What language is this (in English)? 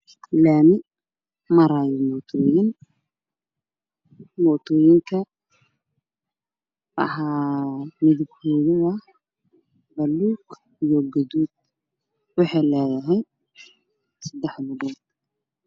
Somali